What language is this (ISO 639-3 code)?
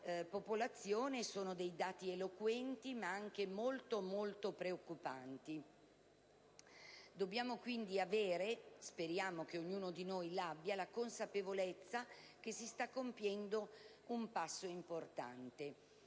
ita